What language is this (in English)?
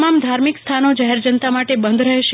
Gujarati